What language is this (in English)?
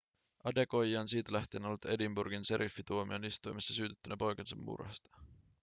Finnish